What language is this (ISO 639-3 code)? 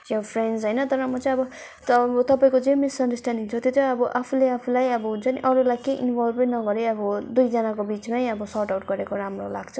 nep